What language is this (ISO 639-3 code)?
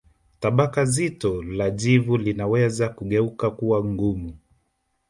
swa